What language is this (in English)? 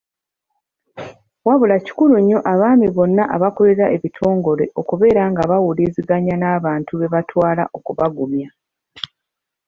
Ganda